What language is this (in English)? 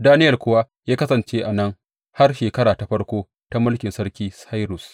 Hausa